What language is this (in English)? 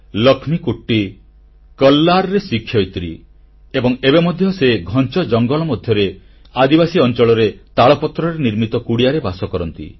Odia